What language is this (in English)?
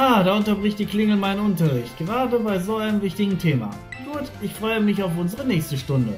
German